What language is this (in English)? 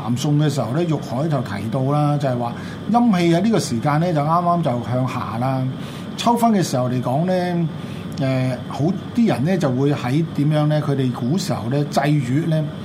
Chinese